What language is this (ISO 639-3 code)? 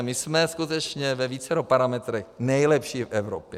ces